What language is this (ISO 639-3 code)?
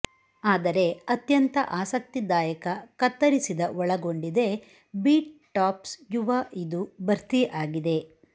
kan